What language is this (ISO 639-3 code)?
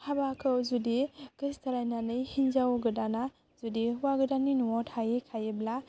brx